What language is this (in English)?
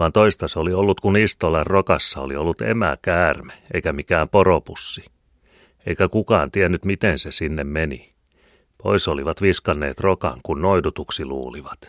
Finnish